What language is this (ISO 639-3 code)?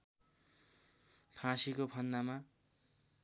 nep